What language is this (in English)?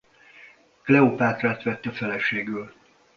Hungarian